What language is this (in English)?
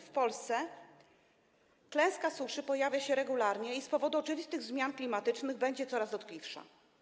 Polish